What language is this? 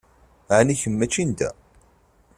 Kabyle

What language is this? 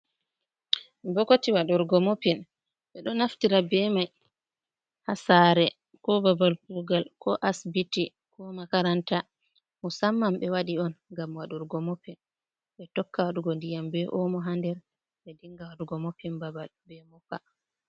Fula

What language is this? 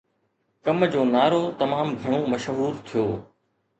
Sindhi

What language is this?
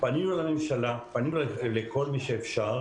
Hebrew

